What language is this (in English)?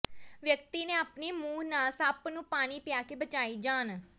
Punjabi